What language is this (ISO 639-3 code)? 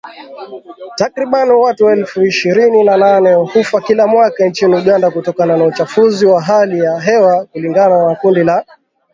swa